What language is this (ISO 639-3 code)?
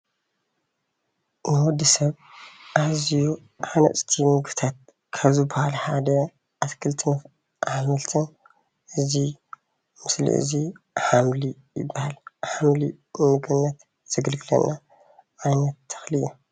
tir